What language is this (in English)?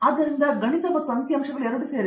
Kannada